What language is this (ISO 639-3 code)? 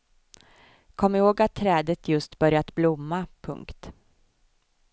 swe